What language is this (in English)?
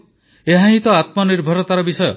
Odia